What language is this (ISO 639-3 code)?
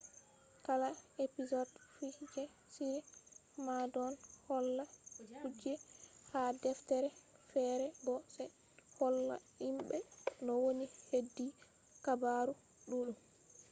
ful